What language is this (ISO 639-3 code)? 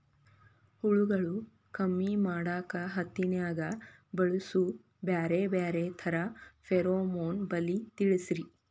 kan